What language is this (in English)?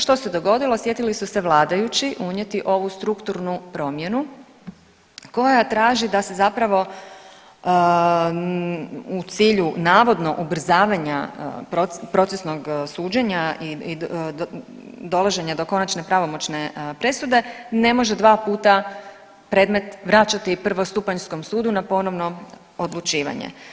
Croatian